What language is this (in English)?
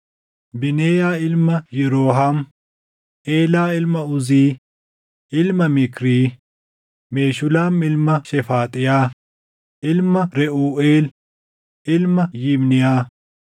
Oromo